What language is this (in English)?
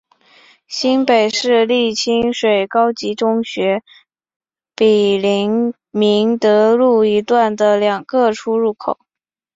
Chinese